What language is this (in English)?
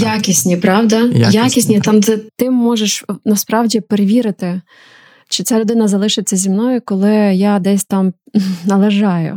Ukrainian